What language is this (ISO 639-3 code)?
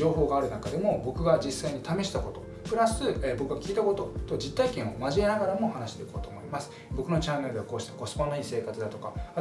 jpn